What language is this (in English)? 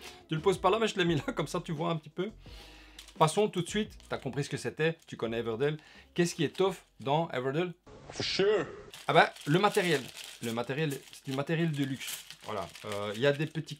French